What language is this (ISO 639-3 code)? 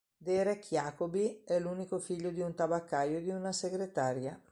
ita